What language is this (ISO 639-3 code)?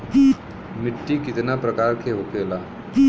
bho